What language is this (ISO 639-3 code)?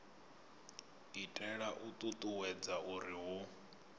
ven